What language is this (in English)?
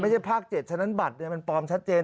Thai